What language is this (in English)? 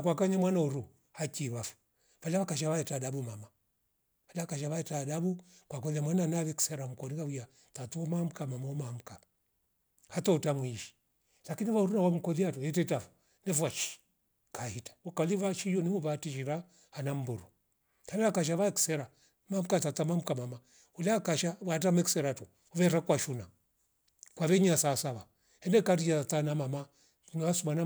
Rombo